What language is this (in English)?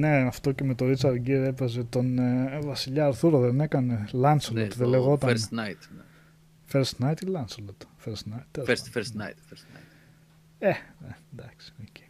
Greek